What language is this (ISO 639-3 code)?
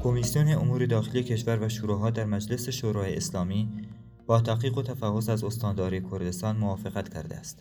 fas